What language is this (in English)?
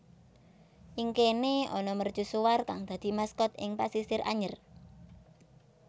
Javanese